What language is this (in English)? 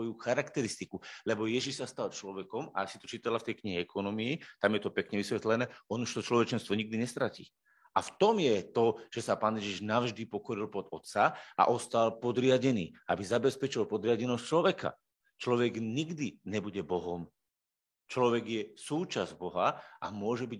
Slovak